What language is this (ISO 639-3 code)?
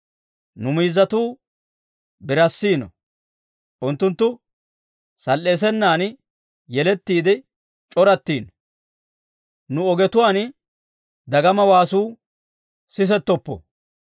dwr